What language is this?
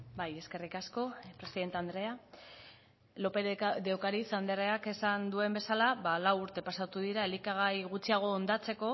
Basque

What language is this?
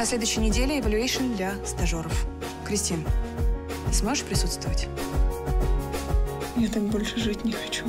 Russian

